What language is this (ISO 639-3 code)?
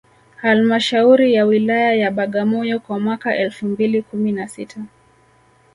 swa